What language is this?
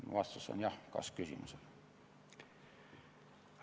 Estonian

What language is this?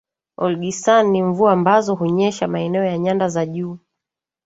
Swahili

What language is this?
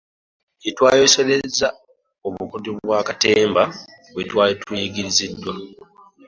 Ganda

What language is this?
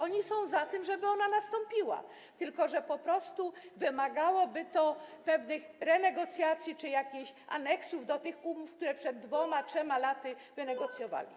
Polish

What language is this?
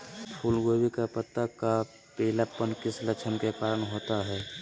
Magahi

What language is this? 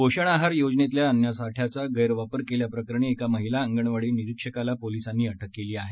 Marathi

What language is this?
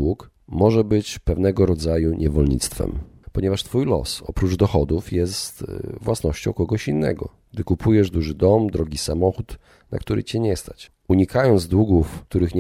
Polish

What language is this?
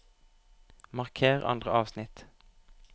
Norwegian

